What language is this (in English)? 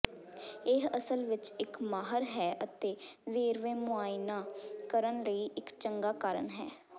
Punjabi